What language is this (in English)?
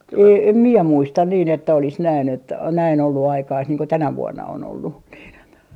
Finnish